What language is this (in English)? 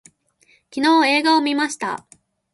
Japanese